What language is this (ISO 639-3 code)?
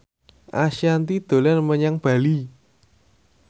jav